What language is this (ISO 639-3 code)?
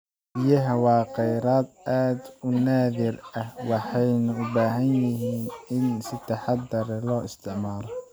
som